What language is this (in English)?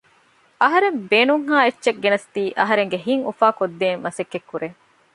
Divehi